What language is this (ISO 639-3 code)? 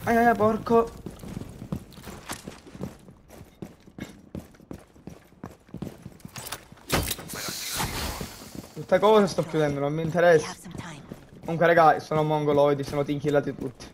ita